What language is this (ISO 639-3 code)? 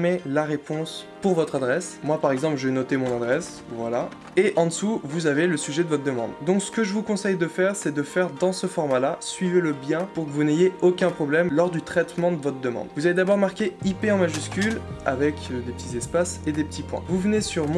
fra